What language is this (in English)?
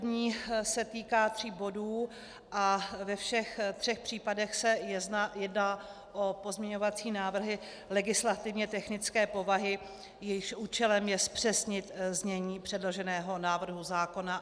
Czech